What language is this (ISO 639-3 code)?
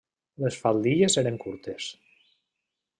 cat